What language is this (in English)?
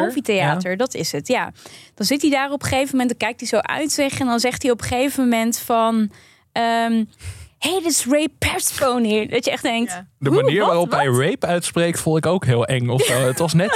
Dutch